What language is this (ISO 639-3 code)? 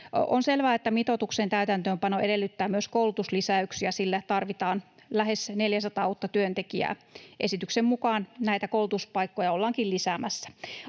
fin